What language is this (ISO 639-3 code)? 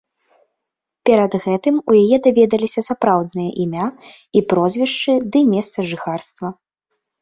bel